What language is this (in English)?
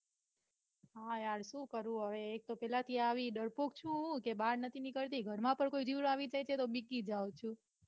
Gujarati